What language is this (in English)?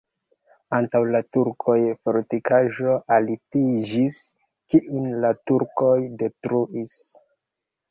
Esperanto